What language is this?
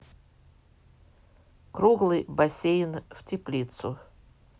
Russian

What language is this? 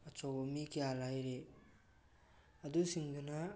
Manipuri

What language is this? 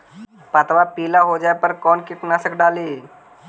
Magahi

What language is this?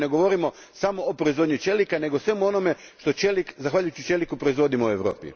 Croatian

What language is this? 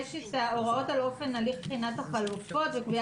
Hebrew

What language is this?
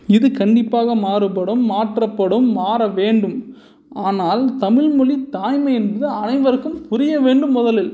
Tamil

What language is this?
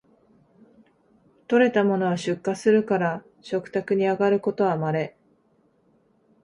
Japanese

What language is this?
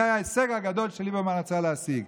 Hebrew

